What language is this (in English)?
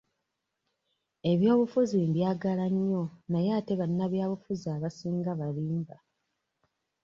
Ganda